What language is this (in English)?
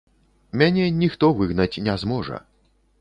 Belarusian